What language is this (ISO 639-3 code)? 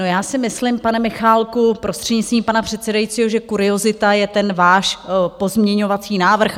ces